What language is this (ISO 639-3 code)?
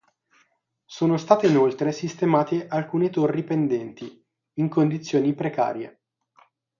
ita